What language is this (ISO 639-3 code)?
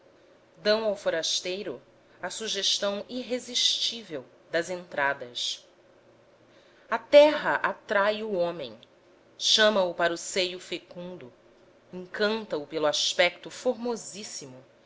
por